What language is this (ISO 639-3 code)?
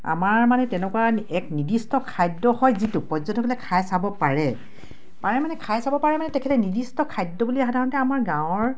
asm